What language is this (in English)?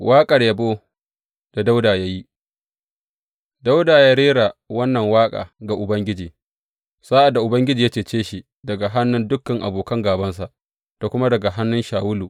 Hausa